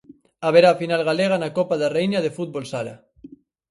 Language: Galician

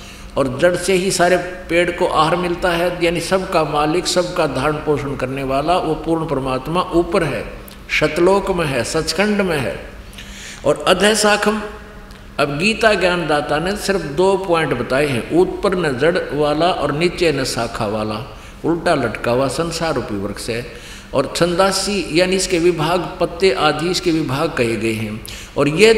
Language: Hindi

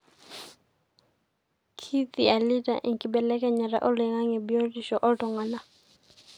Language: Masai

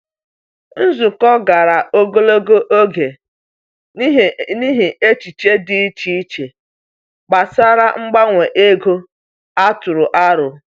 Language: Igbo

